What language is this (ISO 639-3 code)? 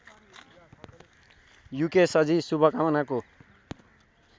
nep